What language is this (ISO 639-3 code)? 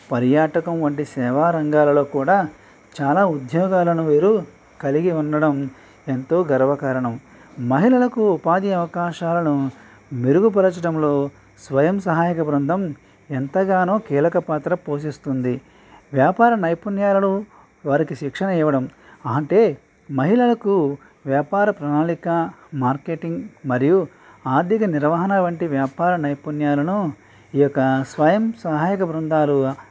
tel